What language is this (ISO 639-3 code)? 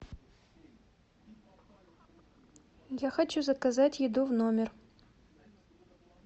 rus